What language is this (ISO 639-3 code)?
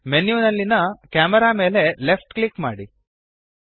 kan